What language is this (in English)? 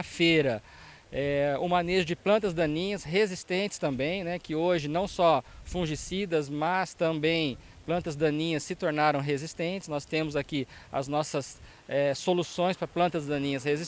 Portuguese